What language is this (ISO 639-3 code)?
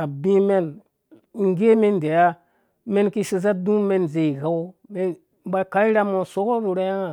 ldb